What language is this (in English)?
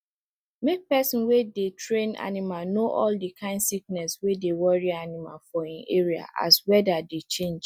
Nigerian Pidgin